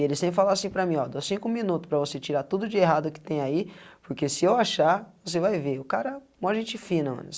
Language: Portuguese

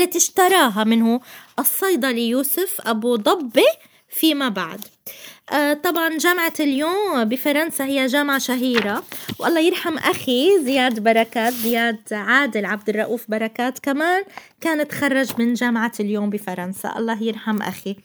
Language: Arabic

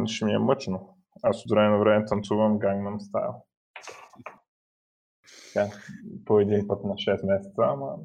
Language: Bulgarian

